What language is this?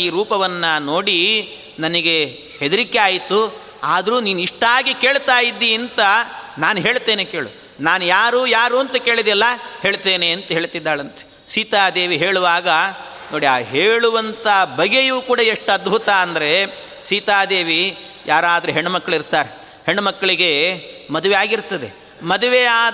Kannada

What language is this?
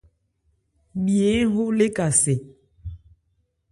Ebrié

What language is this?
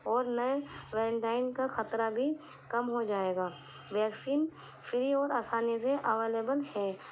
Urdu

